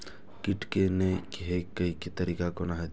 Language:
Maithili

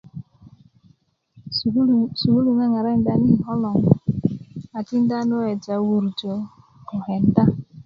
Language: Kuku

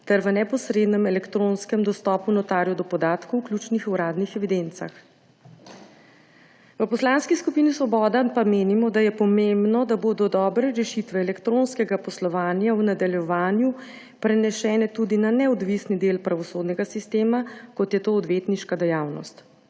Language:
Slovenian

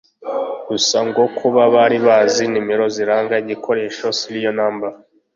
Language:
Kinyarwanda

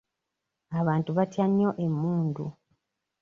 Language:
Ganda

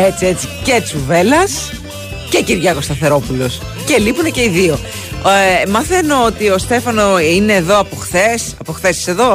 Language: Greek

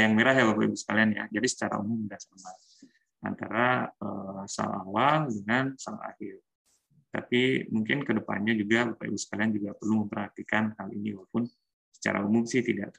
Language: Indonesian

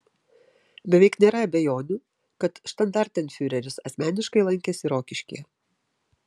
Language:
Lithuanian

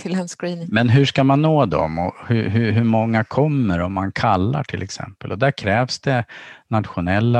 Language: Swedish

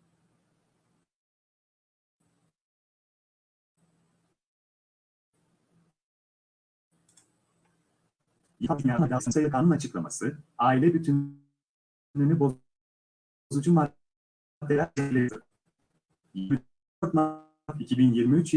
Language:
Turkish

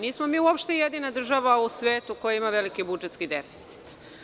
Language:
Serbian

